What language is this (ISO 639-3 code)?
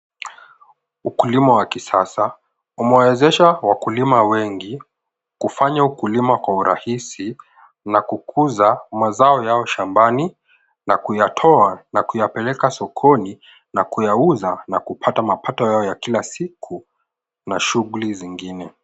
swa